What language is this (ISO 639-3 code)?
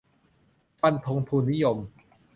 tha